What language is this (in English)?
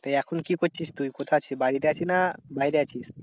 Bangla